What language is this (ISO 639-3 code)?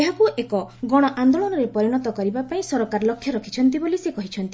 ori